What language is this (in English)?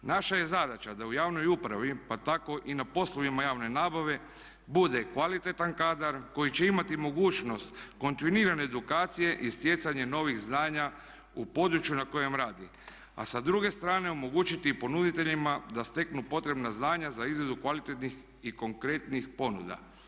Croatian